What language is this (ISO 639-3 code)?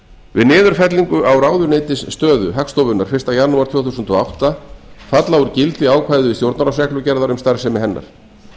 isl